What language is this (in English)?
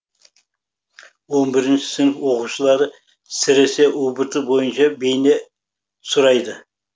Kazakh